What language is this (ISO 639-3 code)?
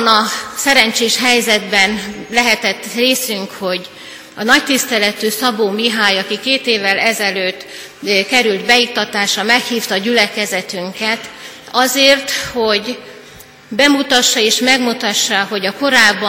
hun